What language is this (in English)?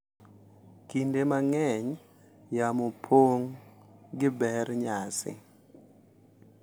Luo (Kenya and Tanzania)